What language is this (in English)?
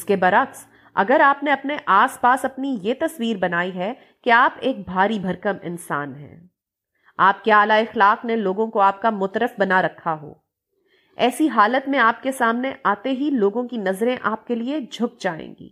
Urdu